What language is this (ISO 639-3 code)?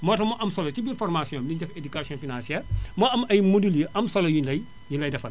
wol